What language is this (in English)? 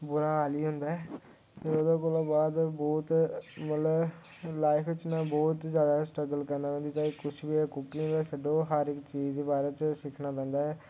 Dogri